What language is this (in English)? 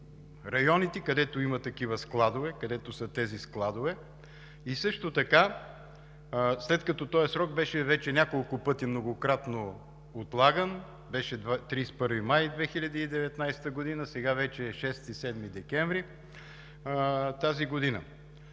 Bulgarian